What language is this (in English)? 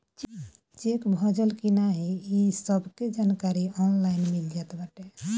Bhojpuri